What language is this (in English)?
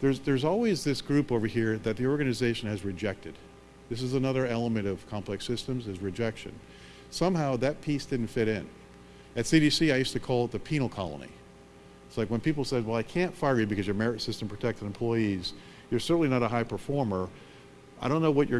English